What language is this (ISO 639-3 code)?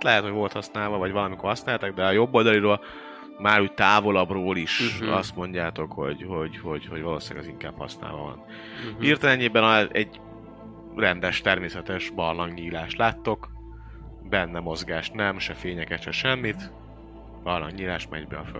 hun